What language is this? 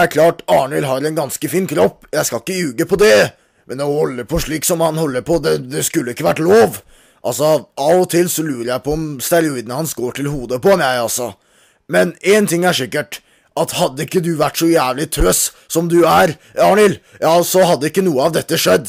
Norwegian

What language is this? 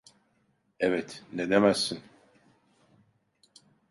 Turkish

